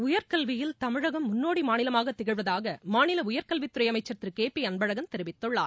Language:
Tamil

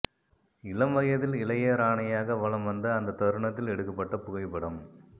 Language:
Tamil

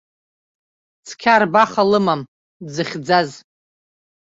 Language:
Abkhazian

